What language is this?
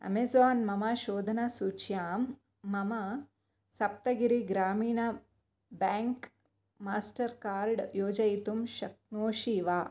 Sanskrit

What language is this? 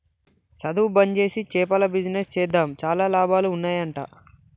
Telugu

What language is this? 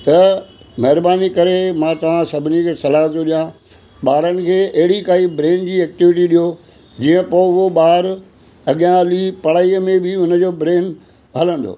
Sindhi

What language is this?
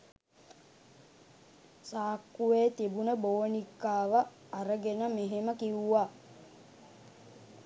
Sinhala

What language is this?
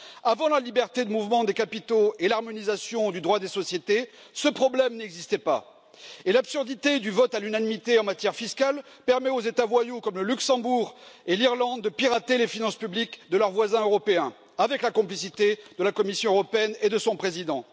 French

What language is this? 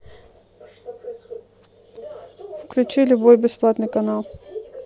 Russian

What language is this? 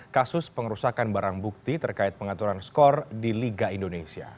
Indonesian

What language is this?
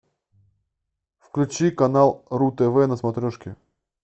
Russian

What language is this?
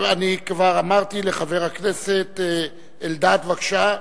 Hebrew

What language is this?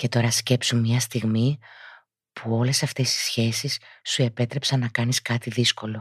Greek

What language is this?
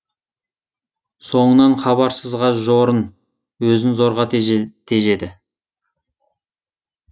Kazakh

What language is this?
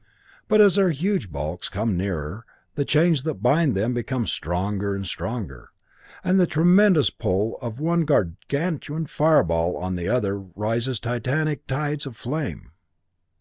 English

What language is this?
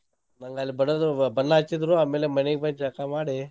Kannada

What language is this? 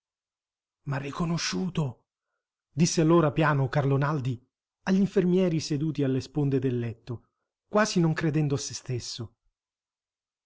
Italian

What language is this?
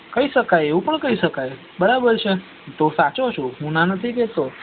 Gujarati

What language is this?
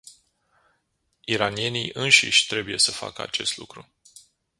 Romanian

